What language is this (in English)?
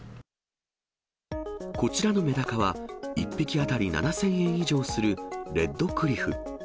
Japanese